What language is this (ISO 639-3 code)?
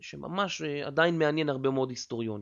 heb